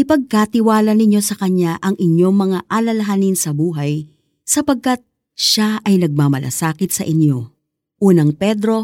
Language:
Filipino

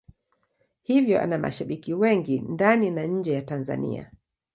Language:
Swahili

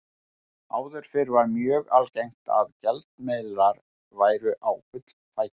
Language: Icelandic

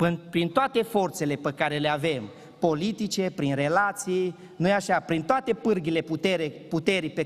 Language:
Romanian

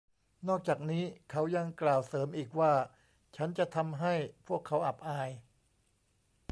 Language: Thai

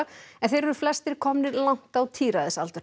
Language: Icelandic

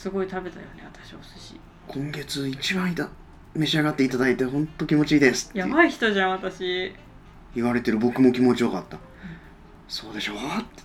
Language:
Japanese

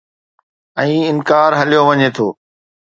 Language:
Sindhi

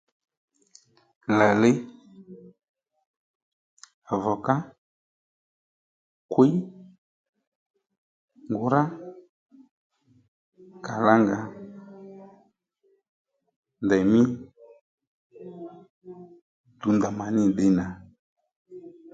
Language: Lendu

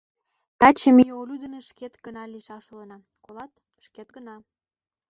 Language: Mari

